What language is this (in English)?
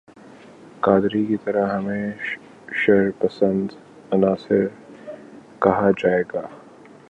Urdu